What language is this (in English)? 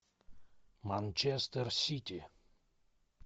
Russian